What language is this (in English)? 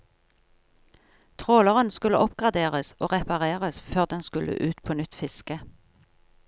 Norwegian